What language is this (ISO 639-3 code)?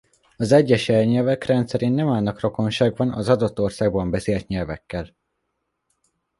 hun